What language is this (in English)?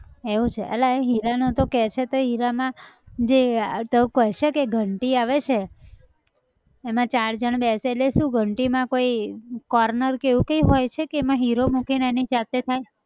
Gujarati